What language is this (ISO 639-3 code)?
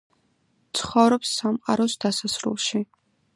kat